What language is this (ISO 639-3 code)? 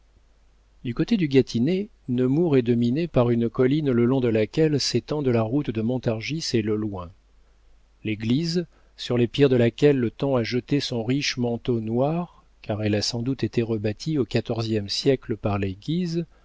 fra